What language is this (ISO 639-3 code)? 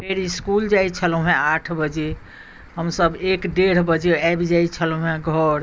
mai